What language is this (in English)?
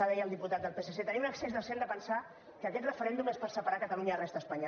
Catalan